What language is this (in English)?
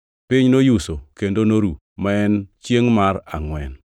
Luo (Kenya and Tanzania)